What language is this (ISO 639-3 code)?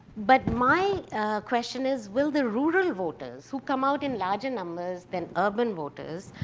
eng